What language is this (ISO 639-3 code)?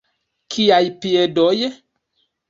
epo